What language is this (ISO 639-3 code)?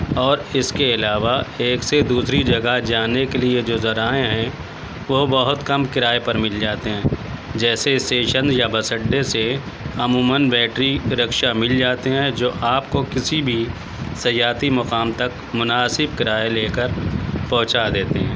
urd